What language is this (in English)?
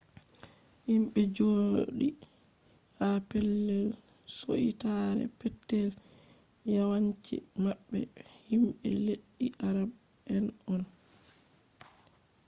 Fula